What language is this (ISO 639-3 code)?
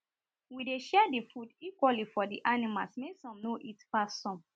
pcm